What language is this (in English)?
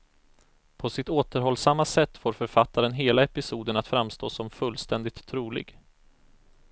Swedish